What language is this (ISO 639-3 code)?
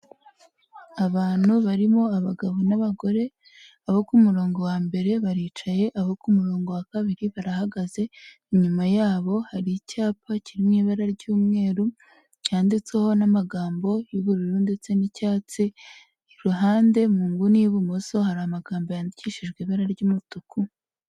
kin